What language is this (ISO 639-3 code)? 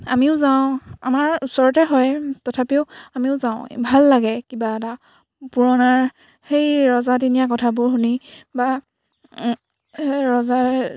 asm